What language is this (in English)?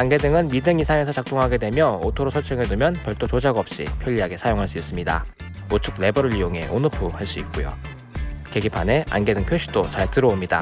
Korean